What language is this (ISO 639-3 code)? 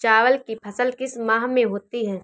hin